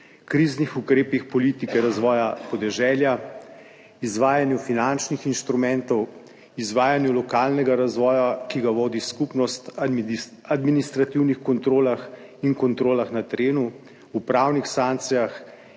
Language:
Slovenian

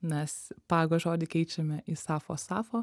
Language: Lithuanian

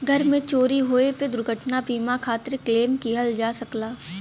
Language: Bhojpuri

